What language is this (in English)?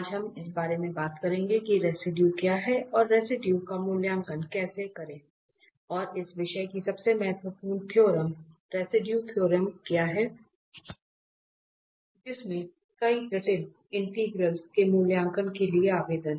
Hindi